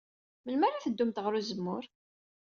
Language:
Kabyle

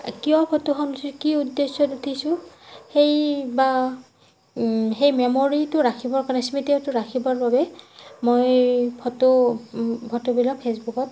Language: Assamese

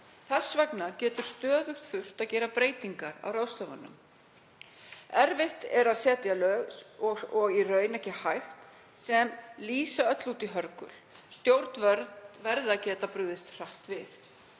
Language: Icelandic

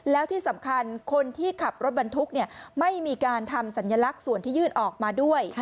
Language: Thai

